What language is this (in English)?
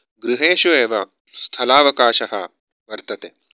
Sanskrit